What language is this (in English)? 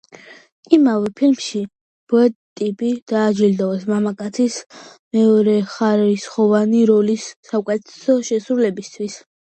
Georgian